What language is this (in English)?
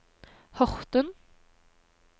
Norwegian